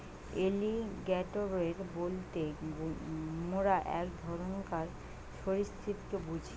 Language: Bangla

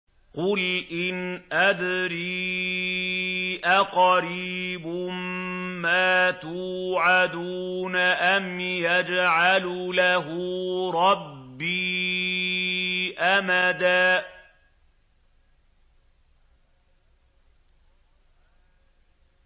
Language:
Arabic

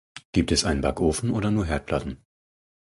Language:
German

